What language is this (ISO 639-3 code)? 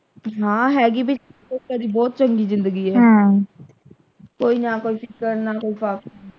pan